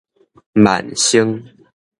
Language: Min Nan Chinese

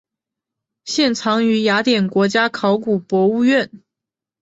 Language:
Chinese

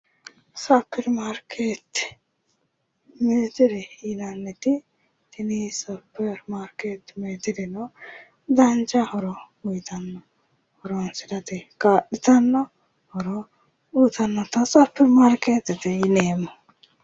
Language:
Sidamo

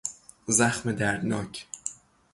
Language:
Persian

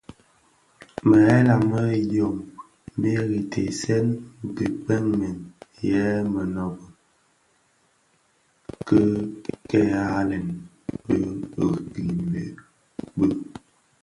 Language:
Bafia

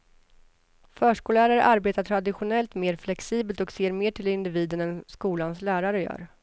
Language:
Swedish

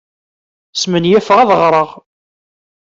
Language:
Kabyle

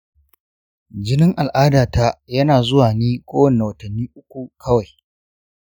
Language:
Hausa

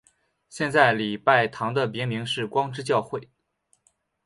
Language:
Chinese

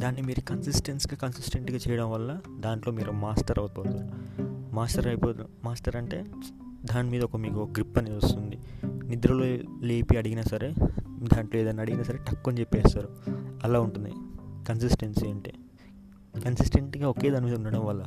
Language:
Telugu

